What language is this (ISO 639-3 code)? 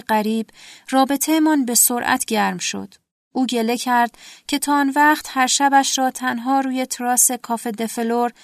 fas